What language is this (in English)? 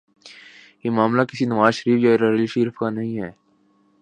Urdu